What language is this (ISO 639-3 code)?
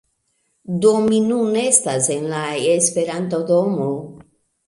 epo